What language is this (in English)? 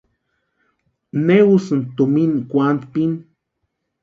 Western Highland Purepecha